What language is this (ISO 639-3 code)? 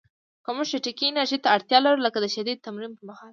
pus